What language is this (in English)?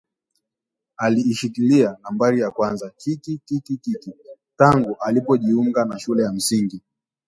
Swahili